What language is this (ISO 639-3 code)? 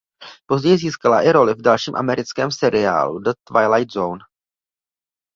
ces